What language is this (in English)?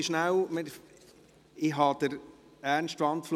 Swiss German